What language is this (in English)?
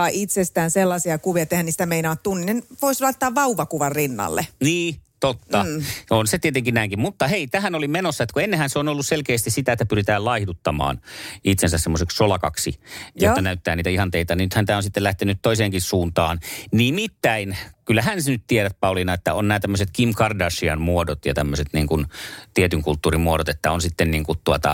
Finnish